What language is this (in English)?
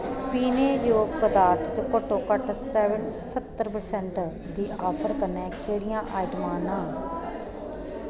Dogri